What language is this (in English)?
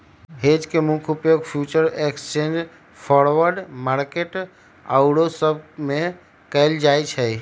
Magahi